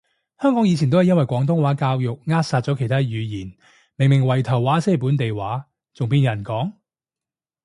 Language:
Cantonese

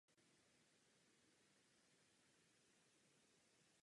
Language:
Czech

